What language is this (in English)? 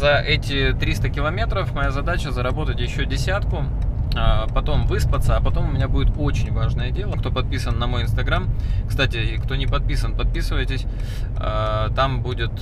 Russian